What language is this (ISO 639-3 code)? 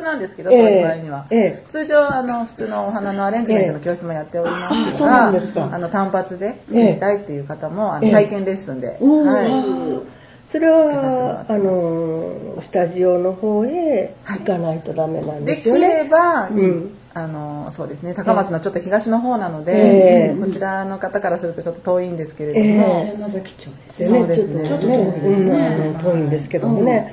jpn